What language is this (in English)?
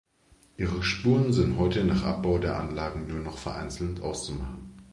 German